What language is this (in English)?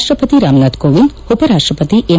Kannada